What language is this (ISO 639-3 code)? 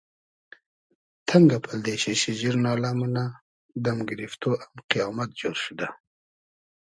haz